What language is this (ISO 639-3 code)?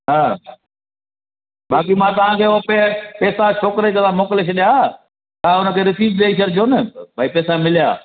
snd